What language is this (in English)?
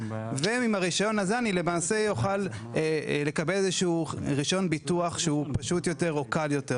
Hebrew